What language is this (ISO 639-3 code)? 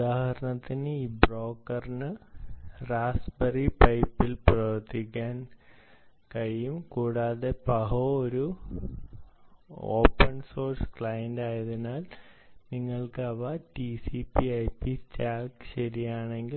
mal